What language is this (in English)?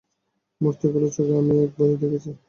Bangla